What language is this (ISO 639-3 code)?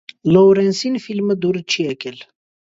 hye